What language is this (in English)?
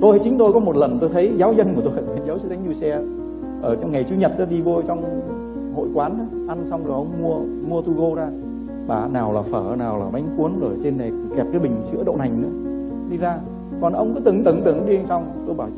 Vietnamese